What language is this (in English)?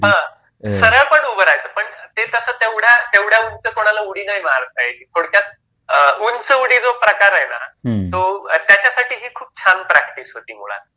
Marathi